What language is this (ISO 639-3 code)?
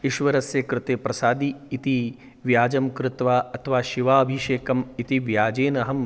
san